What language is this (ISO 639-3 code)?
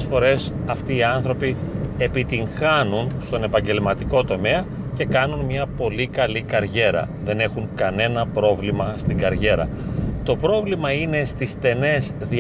ell